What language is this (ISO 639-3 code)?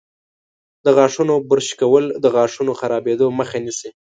pus